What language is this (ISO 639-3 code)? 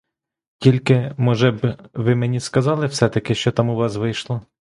ukr